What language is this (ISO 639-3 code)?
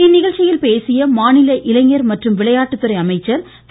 tam